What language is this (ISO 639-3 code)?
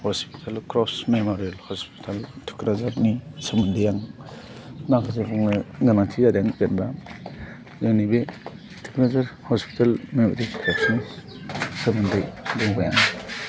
brx